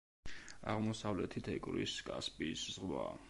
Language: Georgian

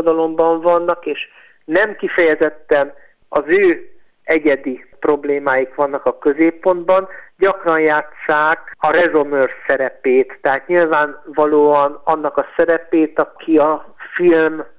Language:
Hungarian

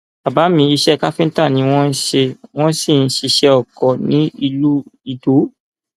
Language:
Yoruba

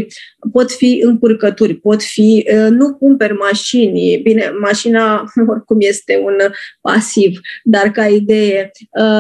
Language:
Romanian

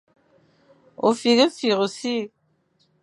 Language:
Fang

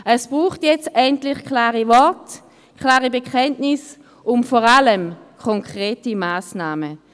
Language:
Swiss German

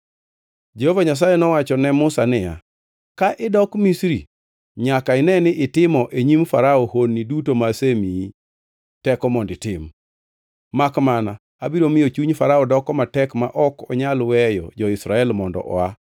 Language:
Luo (Kenya and Tanzania)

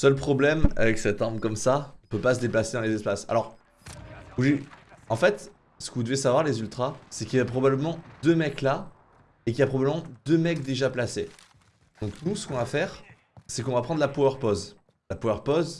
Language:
French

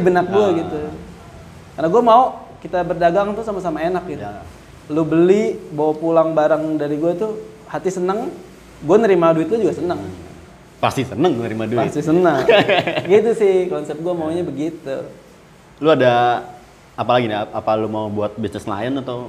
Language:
Indonesian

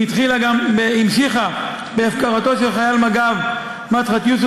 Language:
Hebrew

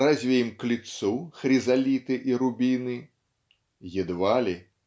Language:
Russian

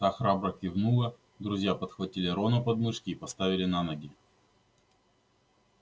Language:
Russian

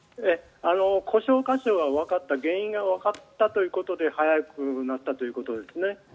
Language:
Japanese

